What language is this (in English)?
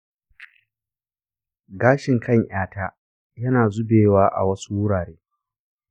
Hausa